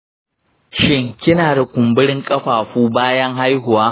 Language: Hausa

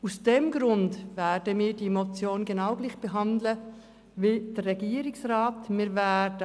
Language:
Swiss German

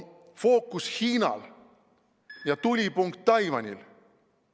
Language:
Estonian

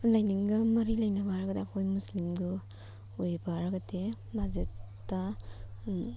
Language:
Manipuri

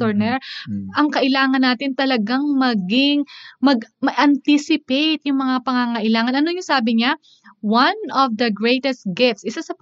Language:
Filipino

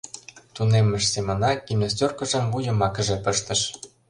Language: Mari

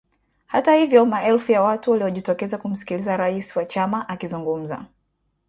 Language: Swahili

